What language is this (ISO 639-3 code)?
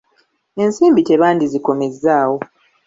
lug